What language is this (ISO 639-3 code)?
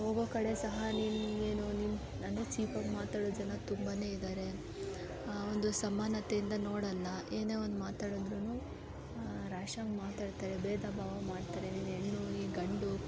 kan